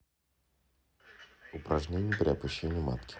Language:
Russian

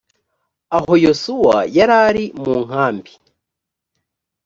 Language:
Kinyarwanda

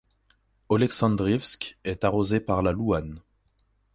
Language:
French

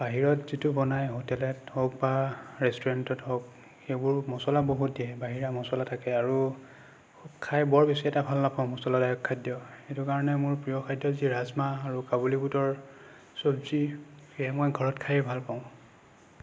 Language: Assamese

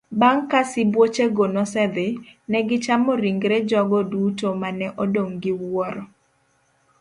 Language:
Luo (Kenya and Tanzania)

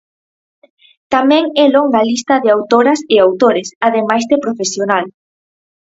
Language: Galician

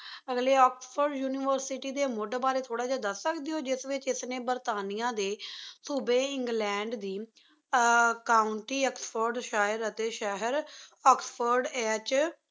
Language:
Punjabi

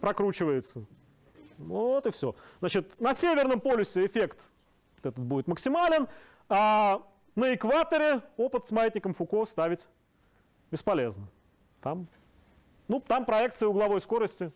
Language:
Russian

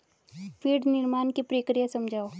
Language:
Hindi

